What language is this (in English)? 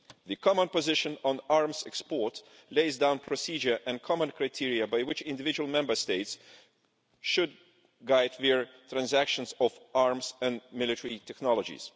English